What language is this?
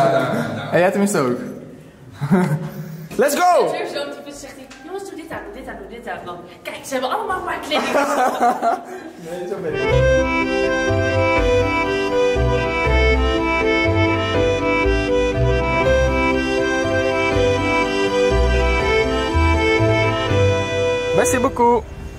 Dutch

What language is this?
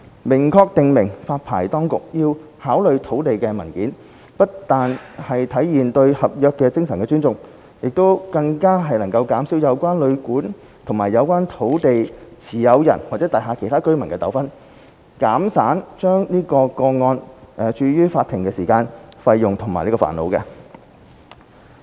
Cantonese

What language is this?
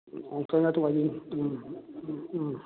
Manipuri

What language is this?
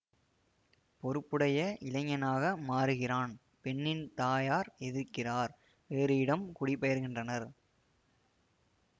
Tamil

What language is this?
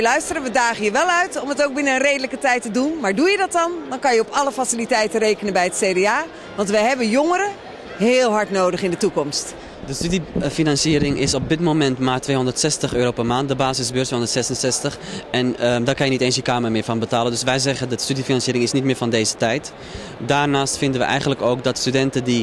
Dutch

